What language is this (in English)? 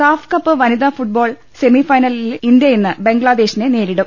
Malayalam